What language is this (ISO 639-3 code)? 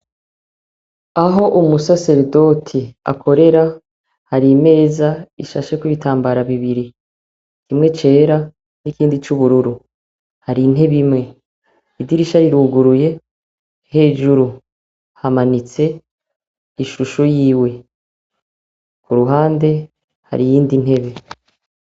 run